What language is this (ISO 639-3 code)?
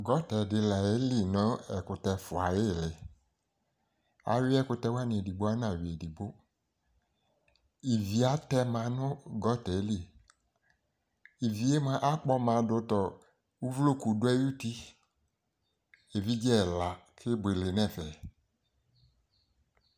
kpo